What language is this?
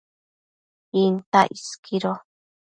Matsés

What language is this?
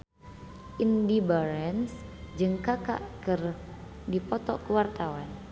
Sundanese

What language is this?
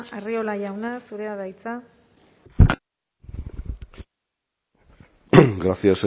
Basque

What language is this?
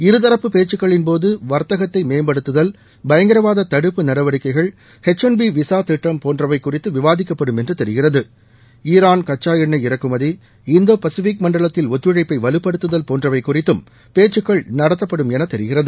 Tamil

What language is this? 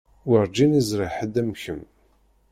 Kabyle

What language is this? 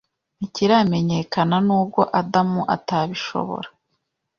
Kinyarwanda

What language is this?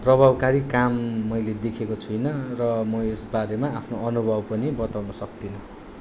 Nepali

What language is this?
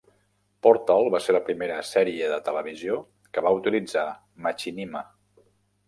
Catalan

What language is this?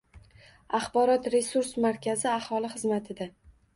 Uzbek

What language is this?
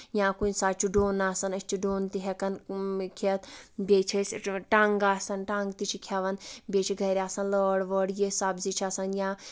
Kashmiri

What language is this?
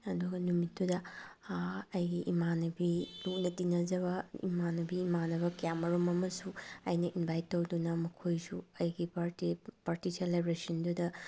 Manipuri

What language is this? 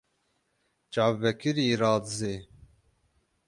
Kurdish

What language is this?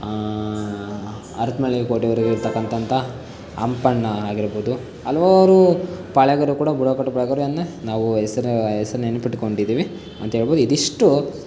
Kannada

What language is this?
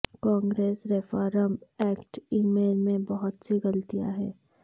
Urdu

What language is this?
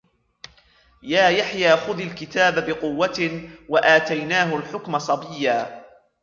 Arabic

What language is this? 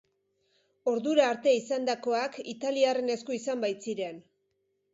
Basque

